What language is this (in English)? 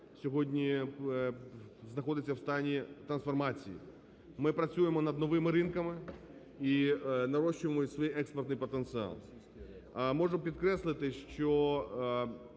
Ukrainian